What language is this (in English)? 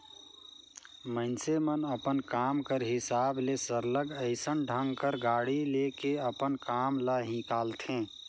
Chhattisgarhi